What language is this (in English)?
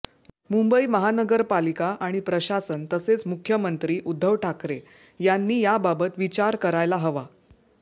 Marathi